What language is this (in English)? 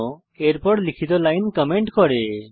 Bangla